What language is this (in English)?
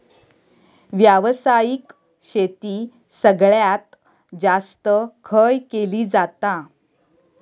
Marathi